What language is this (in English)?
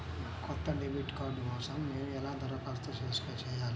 Telugu